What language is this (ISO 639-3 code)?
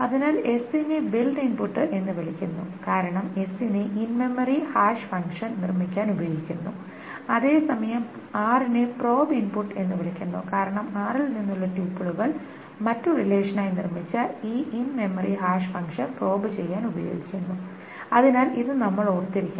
mal